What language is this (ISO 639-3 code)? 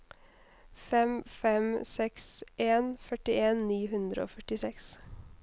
nor